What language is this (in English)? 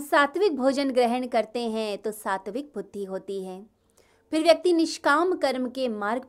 Hindi